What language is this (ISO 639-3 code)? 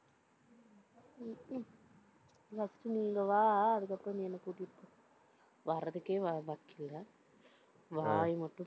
tam